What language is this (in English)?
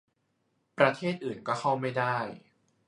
Thai